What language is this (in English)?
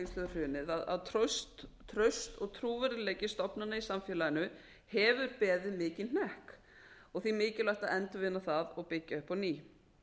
Icelandic